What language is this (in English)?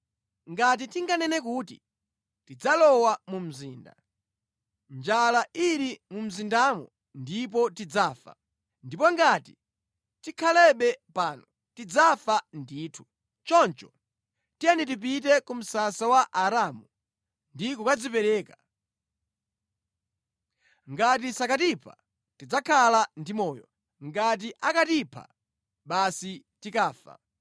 Nyanja